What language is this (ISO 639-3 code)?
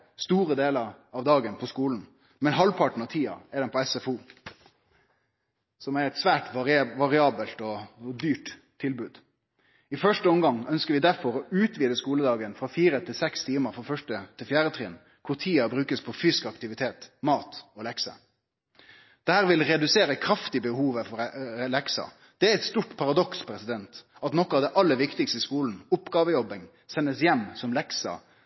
nno